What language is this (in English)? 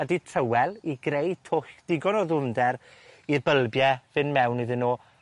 Welsh